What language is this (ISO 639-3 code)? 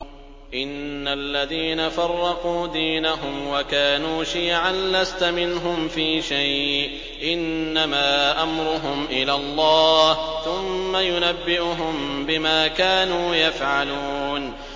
ara